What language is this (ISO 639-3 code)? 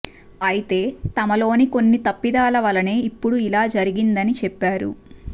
tel